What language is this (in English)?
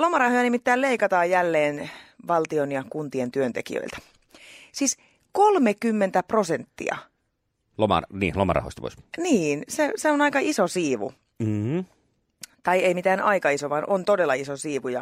Finnish